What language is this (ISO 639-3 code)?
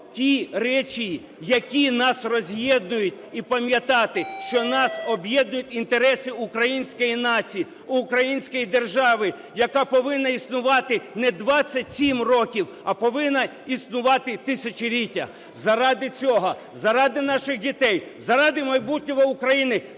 ukr